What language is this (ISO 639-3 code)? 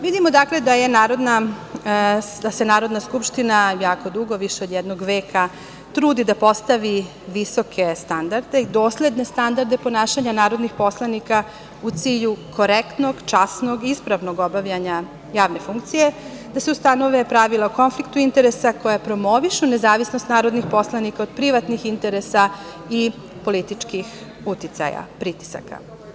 srp